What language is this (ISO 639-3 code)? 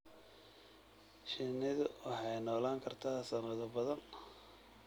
som